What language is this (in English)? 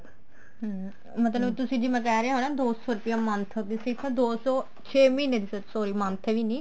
Punjabi